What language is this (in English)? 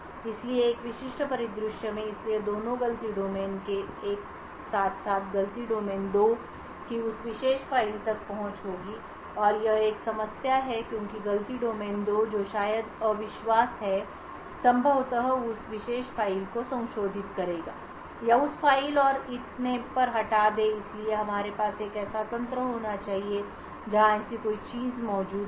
Hindi